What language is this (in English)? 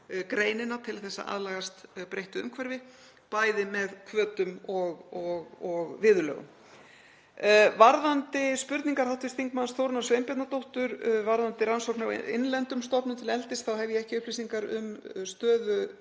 Icelandic